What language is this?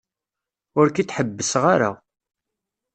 Kabyle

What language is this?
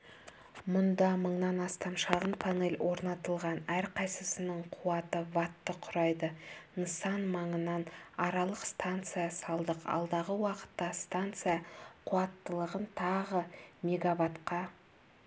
Kazakh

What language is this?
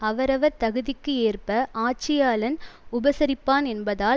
Tamil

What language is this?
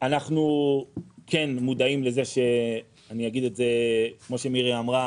Hebrew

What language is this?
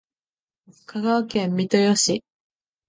Japanese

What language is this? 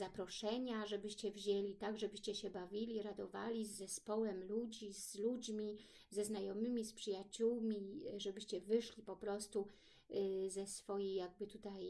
Polish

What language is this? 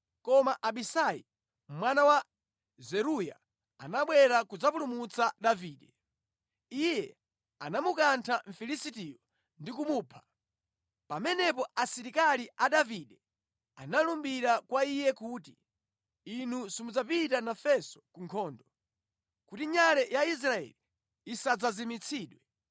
Nyanja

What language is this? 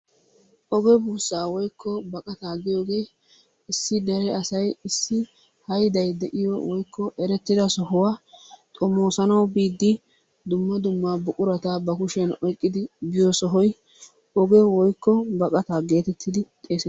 Wolaytta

